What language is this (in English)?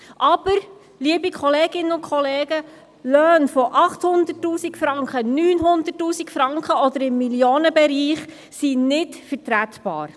Swiss German